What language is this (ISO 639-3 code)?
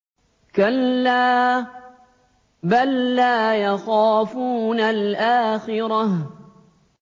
ara